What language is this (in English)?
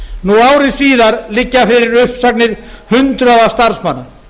Icelandic